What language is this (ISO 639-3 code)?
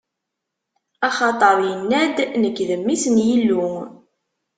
kab